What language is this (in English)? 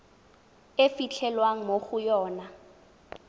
Tswana